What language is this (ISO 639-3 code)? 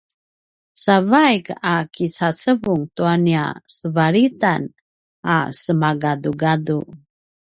pwn